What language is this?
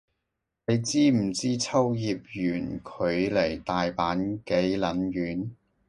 Cantonese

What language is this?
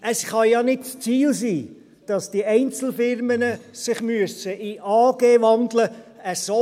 Swiss German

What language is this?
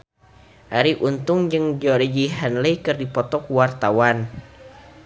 Sundanese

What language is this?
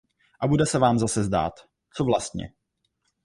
Czech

